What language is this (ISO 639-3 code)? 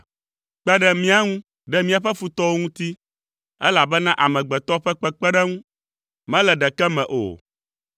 ewe